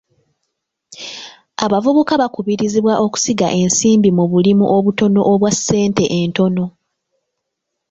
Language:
Ganda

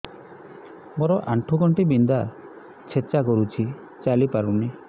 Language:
Odia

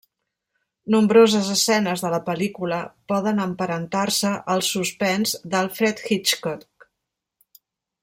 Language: Catalan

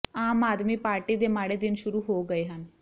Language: Punjabi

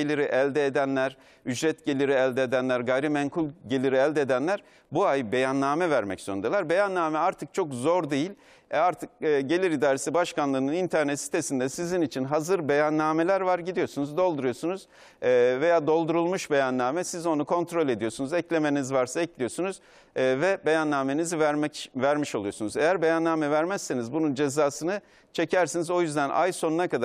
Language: Turkish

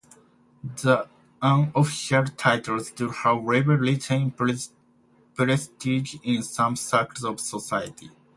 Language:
English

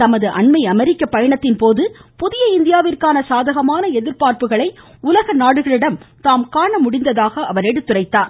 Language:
Tamil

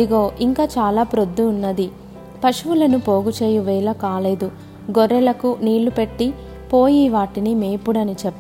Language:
Telugu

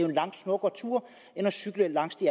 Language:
Danish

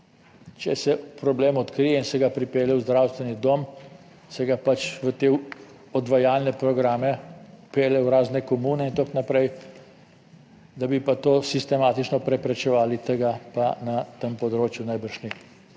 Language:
Slovenian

